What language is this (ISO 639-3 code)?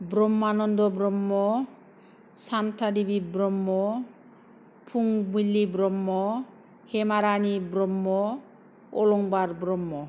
brx